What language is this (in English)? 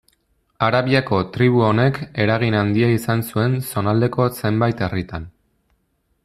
Basque